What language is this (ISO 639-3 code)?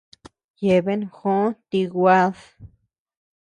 cux